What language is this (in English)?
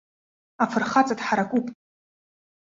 Abkhazian